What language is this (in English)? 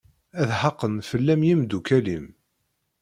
Kabyle